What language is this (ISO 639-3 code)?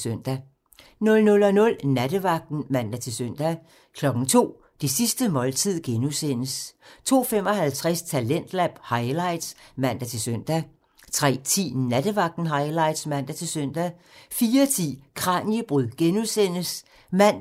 dan